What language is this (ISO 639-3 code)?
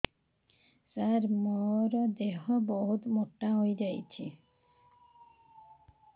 ori